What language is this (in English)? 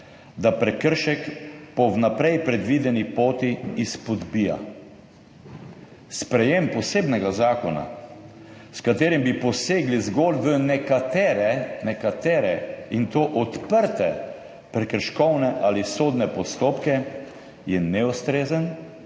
Slovenian